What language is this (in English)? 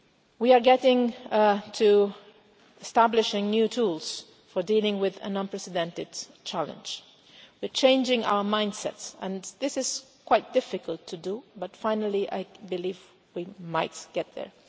English